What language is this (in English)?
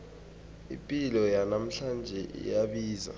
South Ndebele